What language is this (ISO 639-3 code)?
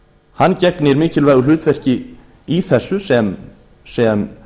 isl